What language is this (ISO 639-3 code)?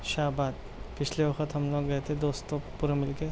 urd